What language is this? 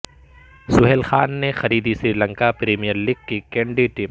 Urdu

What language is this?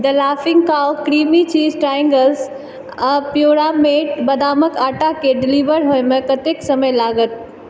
Maithili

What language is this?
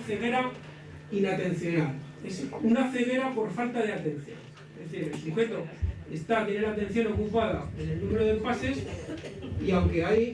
Spanish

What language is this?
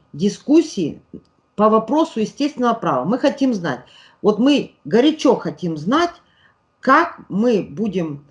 Russian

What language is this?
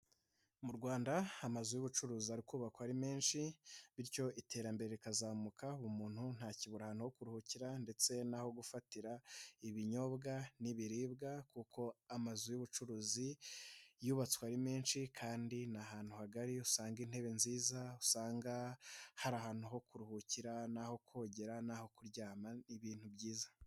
Kinyarwanda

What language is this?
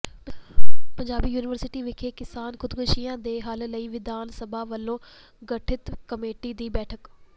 Punjabi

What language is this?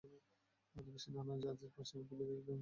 Bangla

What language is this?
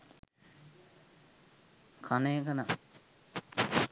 Sinhala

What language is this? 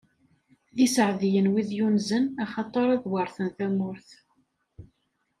Kabyle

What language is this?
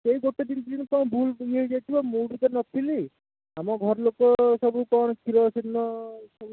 Odia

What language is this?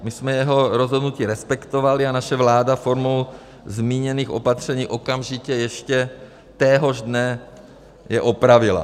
Czech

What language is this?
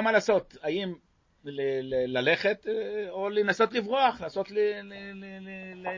Hebrew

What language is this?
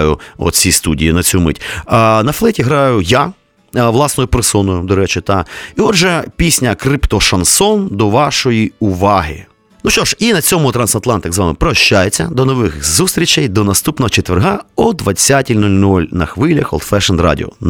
Ukrainian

